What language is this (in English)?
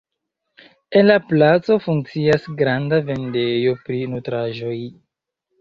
Esperanto